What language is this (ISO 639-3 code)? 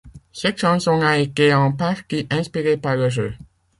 fra